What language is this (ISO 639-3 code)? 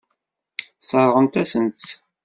kab